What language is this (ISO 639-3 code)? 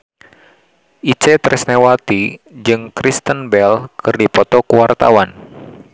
sun